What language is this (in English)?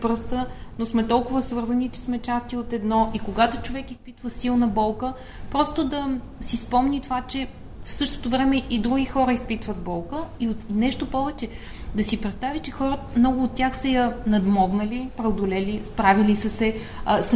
Bulgarian